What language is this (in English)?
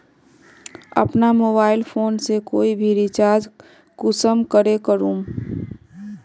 Magahi